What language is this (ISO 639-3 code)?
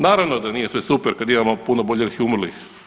hrv